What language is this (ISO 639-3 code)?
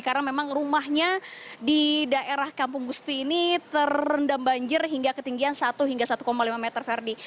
ind